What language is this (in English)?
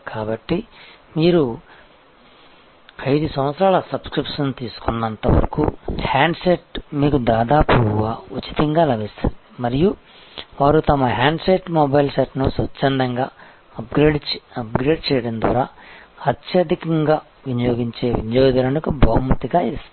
Telugu